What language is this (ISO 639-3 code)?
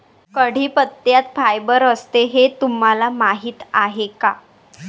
mar